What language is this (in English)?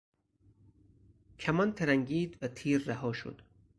Persian